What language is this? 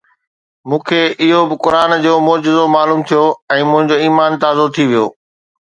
Sindhi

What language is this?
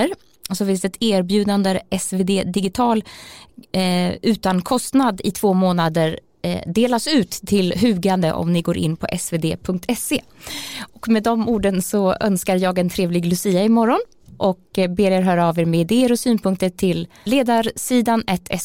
Swedish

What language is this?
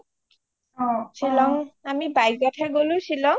Assamese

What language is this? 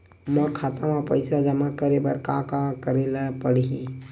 Chhattisgarhi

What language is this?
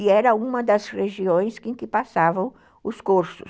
Portuguese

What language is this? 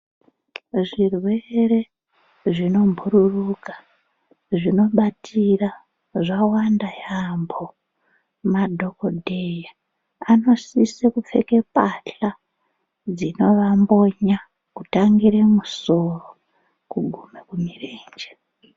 Ndau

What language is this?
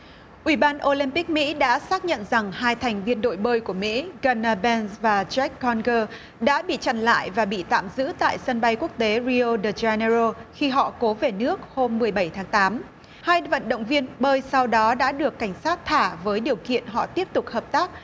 Vietnamese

